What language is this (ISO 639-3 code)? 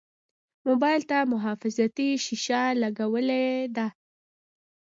pus